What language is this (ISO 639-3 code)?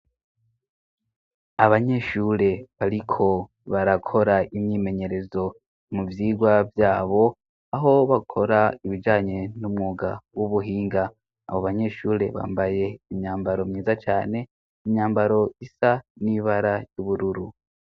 run